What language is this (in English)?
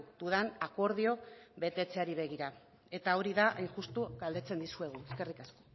Basque